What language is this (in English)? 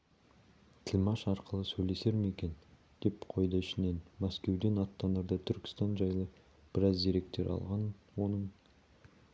Kazakh